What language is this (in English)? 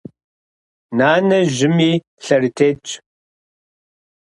Kabardian